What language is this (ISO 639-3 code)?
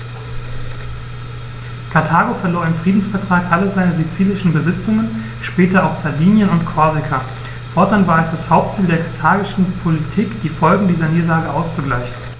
deu